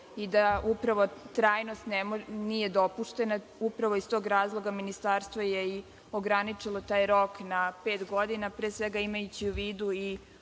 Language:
Serbian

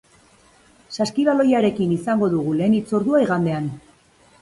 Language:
Basque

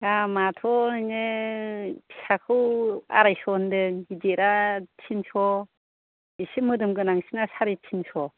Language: Bodo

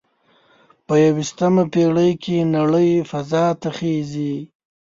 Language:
Pashto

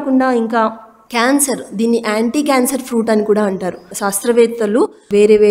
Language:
Telugu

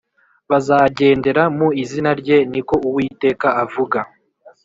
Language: Kinyarwanda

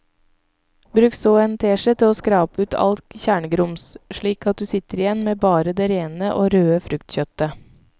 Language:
Norwegian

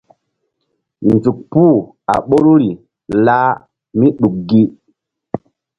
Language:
Mbum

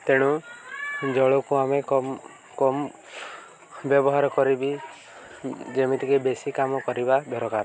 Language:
Odia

